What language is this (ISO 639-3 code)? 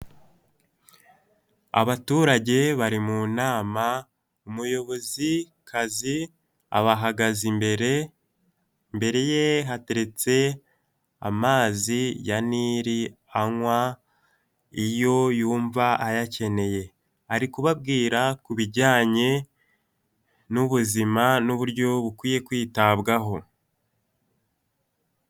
kin